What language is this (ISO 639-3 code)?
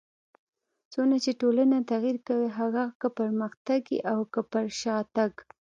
pus